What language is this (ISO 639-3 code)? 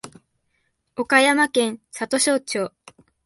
jpn